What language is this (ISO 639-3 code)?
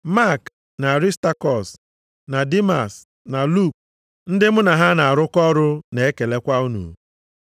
ibo